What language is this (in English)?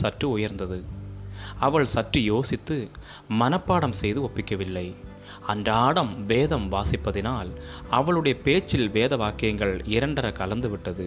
Tamil